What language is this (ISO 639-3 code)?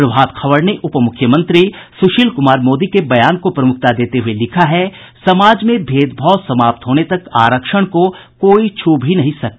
hin